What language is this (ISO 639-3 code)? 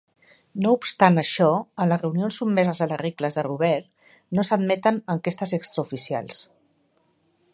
cat